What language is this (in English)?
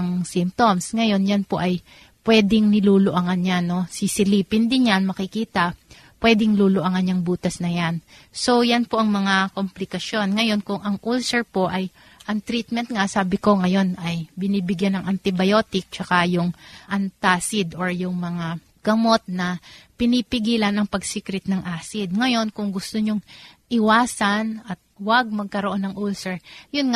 Filipino